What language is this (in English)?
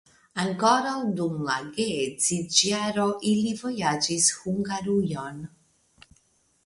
Esperanto